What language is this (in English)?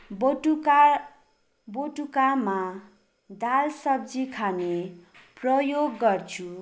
Nepali